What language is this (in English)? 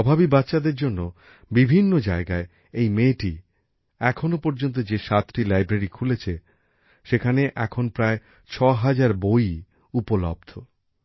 Bangla